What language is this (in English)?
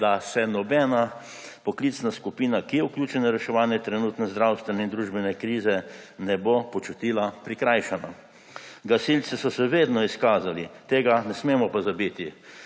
Slovenian